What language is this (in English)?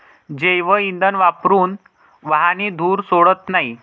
Marathi